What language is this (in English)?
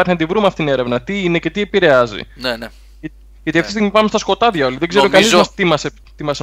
Greek